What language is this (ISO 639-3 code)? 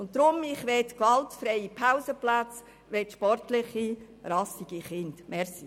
gsw